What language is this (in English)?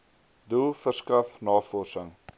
Afrikaans